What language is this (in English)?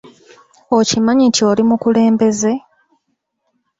Ganda